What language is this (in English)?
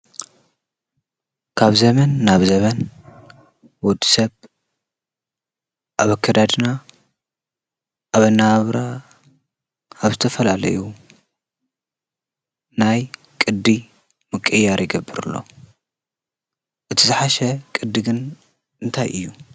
Tigrinya